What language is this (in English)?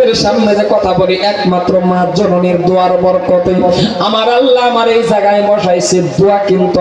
Indonesian